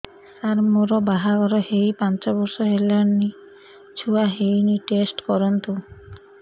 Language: Odia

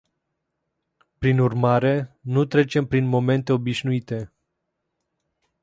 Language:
Romanian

